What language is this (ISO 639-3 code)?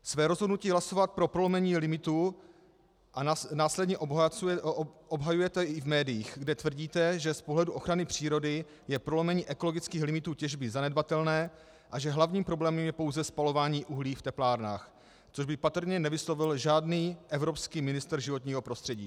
ces